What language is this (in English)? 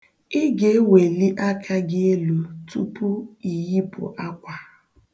Igbo